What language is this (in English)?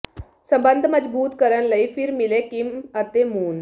Punjabi